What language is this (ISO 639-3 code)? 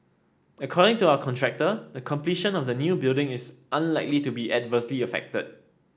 eng